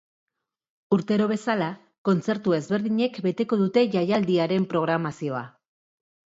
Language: Basque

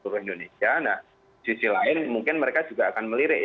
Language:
Indonesian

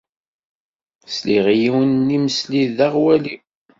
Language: Kabyle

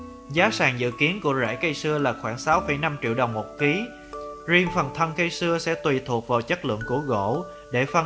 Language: Vietnamese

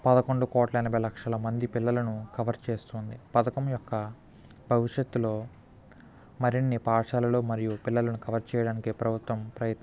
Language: Telugu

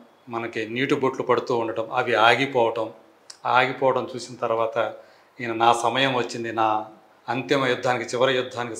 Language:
Telugu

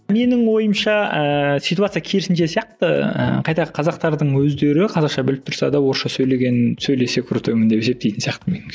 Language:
Kazakh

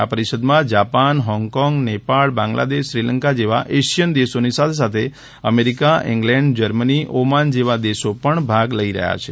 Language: Gujarati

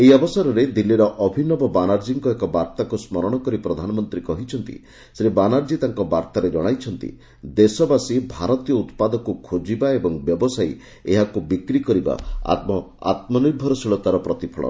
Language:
Odia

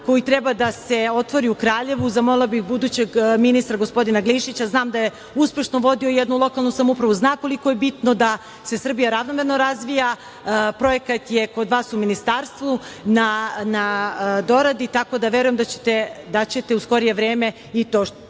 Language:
Serbian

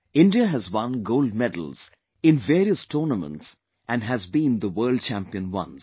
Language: English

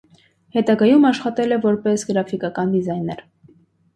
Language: Armenian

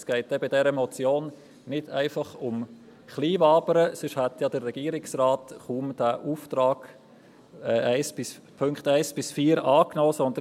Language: Swiss German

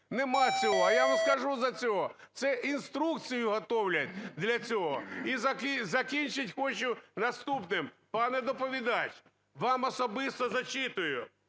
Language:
Ukrainian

